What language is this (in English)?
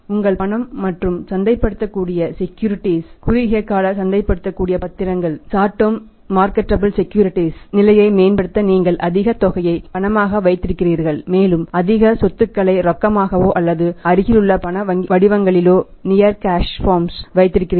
Tamil